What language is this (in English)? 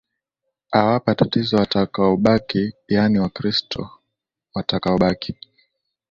Swahili